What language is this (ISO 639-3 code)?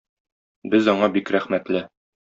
tat